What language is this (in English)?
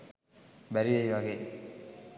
Sinhala